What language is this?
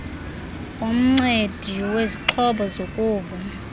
Xhosa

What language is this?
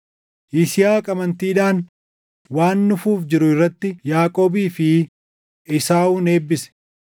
Oromo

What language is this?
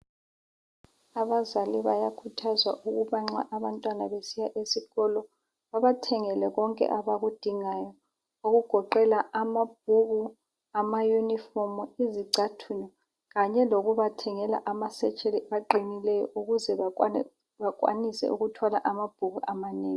North Ndebele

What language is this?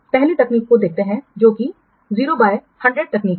Hindi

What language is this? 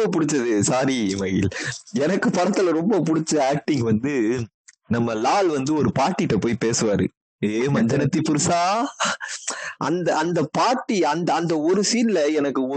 Tamil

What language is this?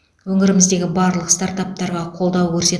Kazakh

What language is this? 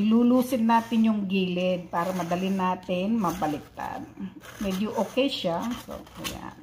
Filipino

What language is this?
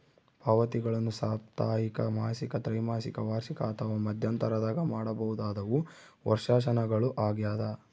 Kannada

